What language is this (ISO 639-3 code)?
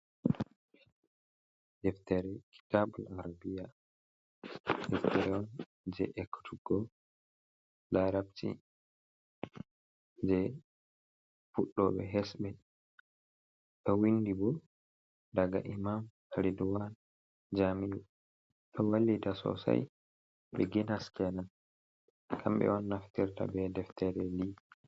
ful